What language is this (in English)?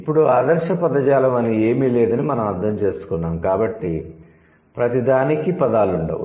Telugu